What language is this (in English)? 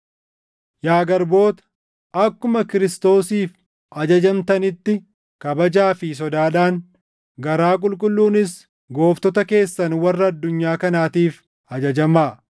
Oromo